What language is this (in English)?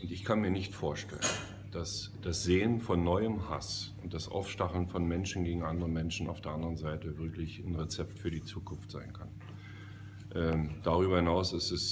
German